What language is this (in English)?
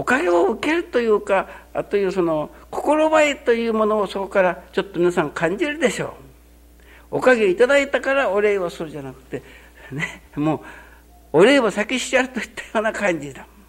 Japanese